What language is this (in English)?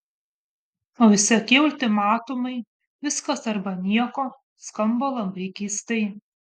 Lithuanian